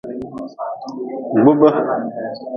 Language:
Nawdm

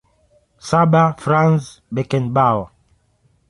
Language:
Swahili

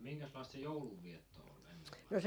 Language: Finnish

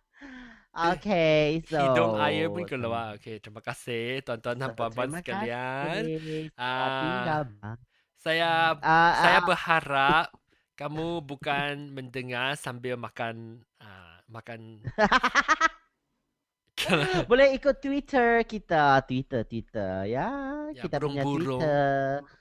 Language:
Malay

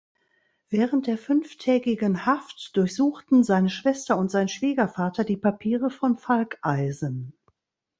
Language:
German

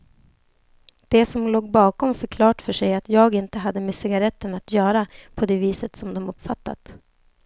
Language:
Swedish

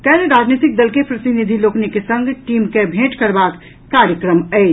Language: Maithili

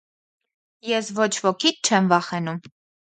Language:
Armenian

